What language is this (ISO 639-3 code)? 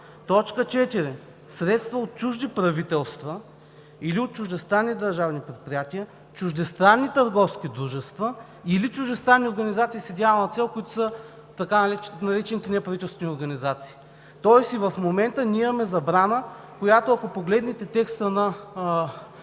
bul